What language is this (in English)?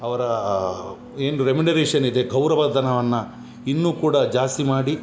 Kannada